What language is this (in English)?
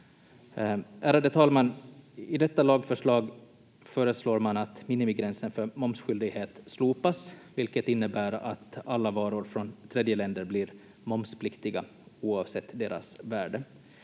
Finnish